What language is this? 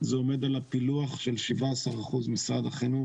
Hebrew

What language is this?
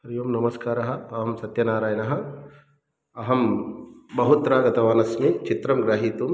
Sanskrit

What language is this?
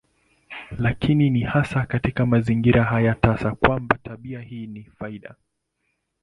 Swahili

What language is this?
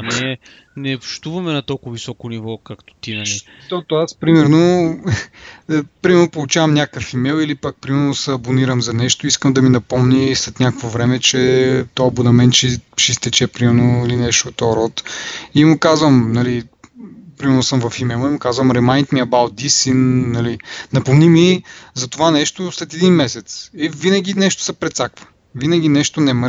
Bulgarian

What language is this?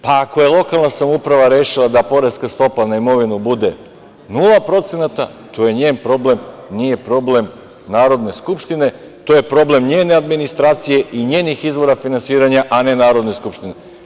Serbian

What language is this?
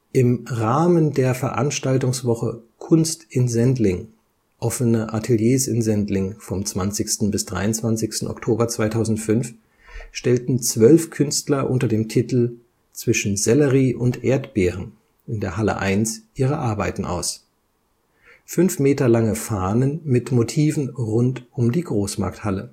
German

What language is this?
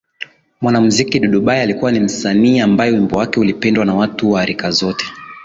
Swahili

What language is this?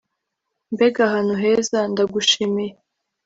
Kinyarwanda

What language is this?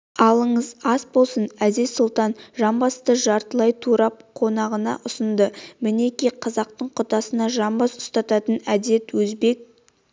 Kazakh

